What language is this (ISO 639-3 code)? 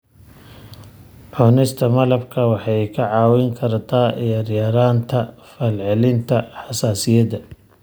som